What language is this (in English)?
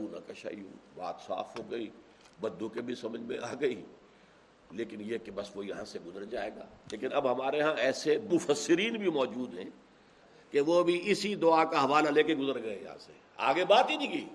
Urdu